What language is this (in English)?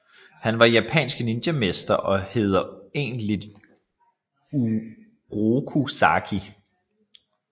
Danish